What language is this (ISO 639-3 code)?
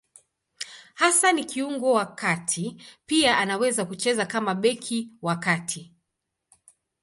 swa